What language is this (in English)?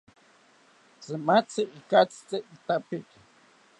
South Ucayali Ashéninka